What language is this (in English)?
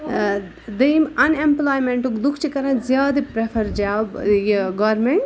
Kashmiri